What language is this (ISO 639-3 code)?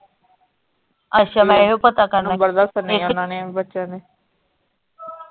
pan